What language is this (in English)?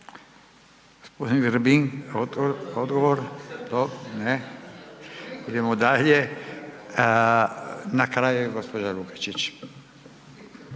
Croatian